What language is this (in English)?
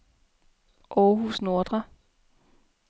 Danish